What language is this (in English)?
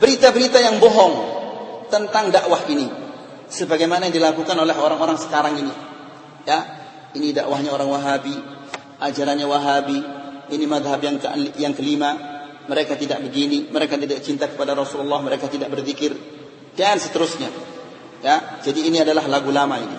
Indonesian